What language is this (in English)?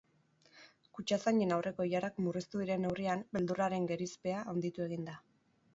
Basque